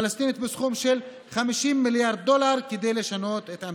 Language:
Hebrew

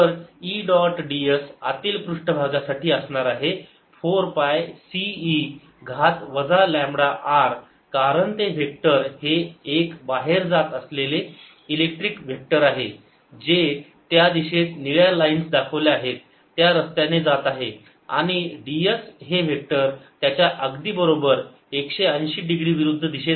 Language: Marathi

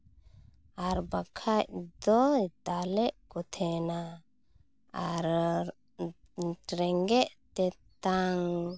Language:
Santali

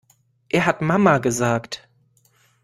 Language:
German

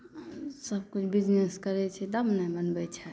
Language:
Maithili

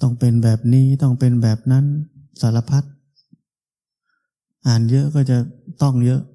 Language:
Thai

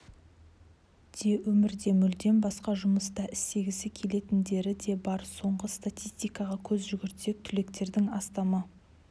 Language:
Kazakh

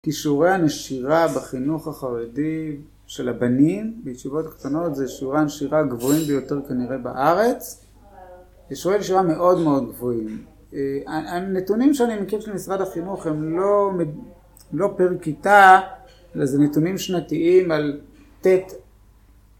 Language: Hebrew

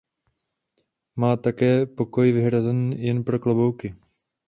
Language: Czech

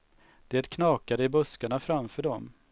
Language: Swedish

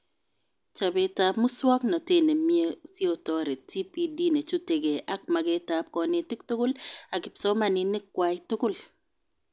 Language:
Kalenjin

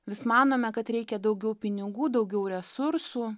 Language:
Lithuanian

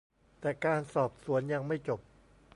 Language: Thai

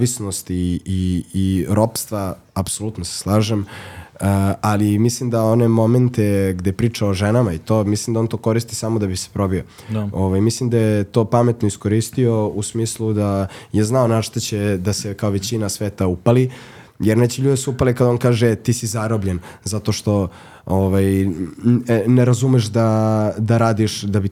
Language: Croatian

